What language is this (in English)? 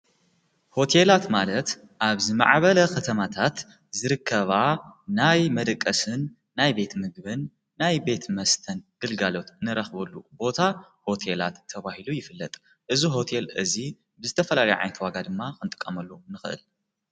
Tigrinya